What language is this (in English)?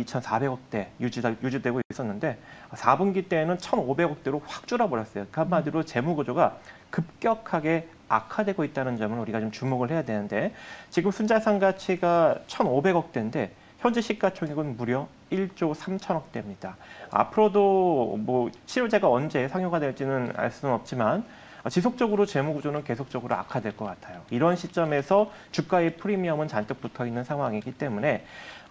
Korean